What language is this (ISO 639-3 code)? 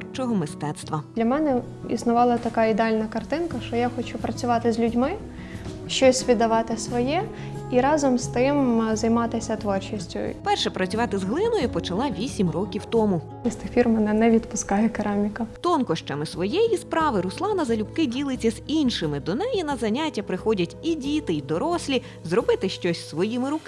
ukr